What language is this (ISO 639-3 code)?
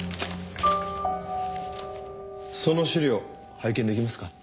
jpn